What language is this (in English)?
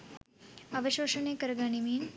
Sinhala